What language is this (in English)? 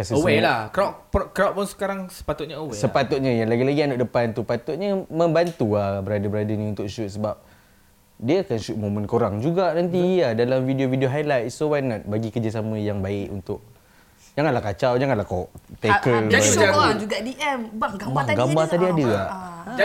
Malay